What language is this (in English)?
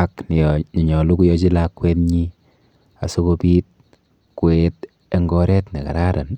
Kalenjin